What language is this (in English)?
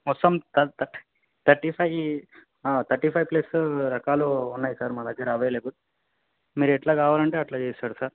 Telugu